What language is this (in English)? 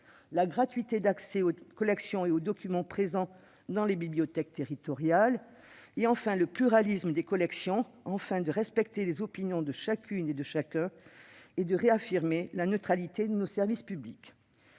French